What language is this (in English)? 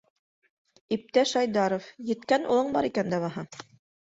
Bashkir